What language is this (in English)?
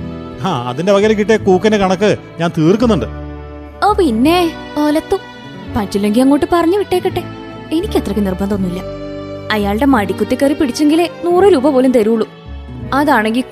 Malayalam